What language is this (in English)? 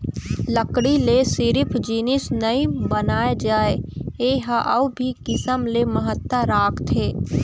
Chhattisgarhi